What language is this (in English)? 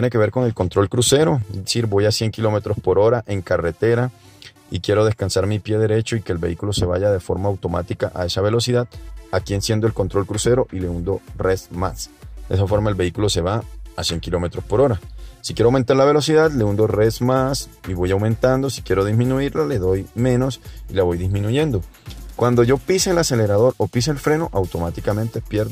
Spanish